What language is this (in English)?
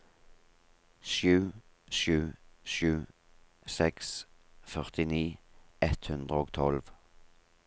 Norwegian